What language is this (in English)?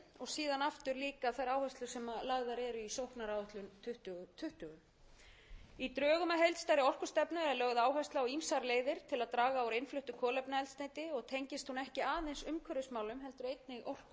Icelandic